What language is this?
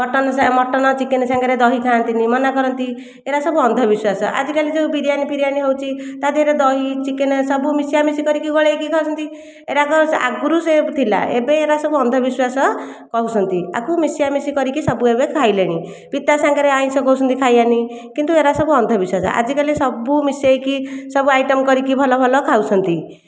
Odia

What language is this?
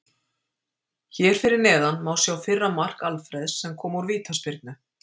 Icelandic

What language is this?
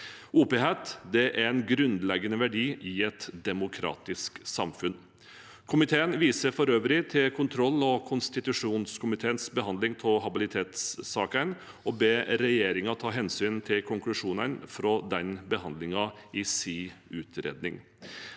Norwegian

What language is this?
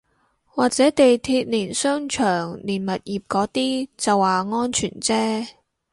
Cantonese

